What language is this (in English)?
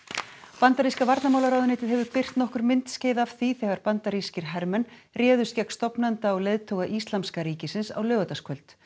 Icelandic